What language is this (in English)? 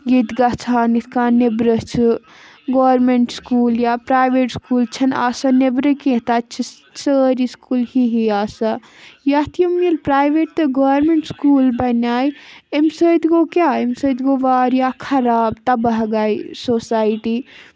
Kashmiri